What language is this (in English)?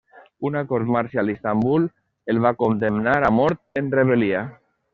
Catalan